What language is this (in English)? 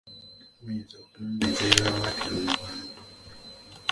Ganda